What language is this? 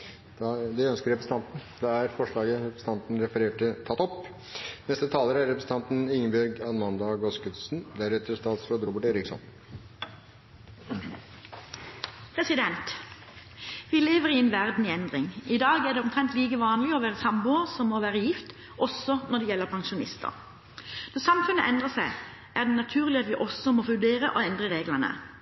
Norwegian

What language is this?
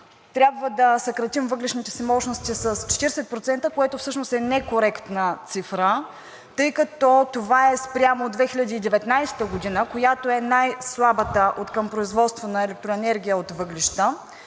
Bulgarian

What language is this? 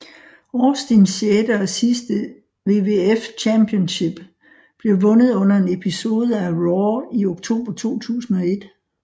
Danish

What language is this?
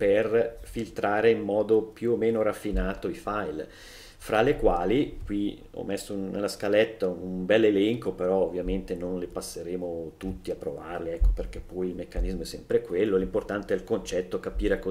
Italian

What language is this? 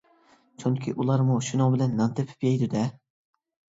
Uyghur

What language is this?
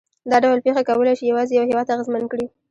Pashto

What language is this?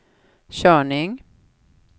Swedish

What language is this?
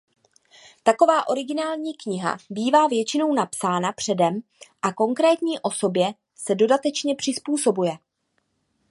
Czech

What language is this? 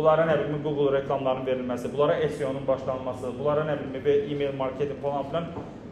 Turkish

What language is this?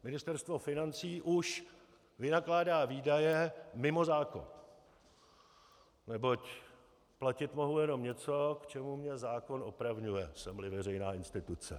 Czech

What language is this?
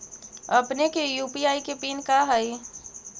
Magahi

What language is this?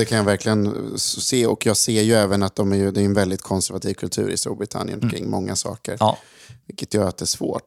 Swedish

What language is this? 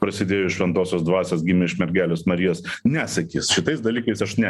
Lithuanian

